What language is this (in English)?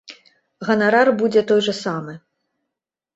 Belarusian